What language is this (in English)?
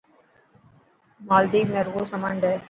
Dhatki